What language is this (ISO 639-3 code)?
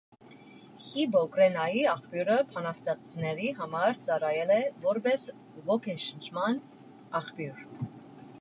hye